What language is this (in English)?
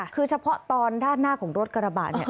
Thai